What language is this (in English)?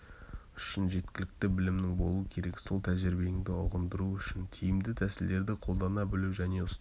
Kazakh